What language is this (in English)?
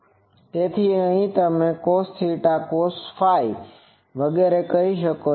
Gujarati